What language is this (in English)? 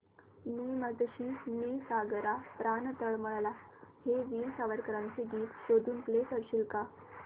Marathi